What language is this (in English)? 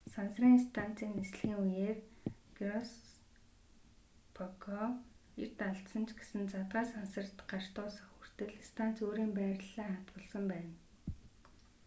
Mongolian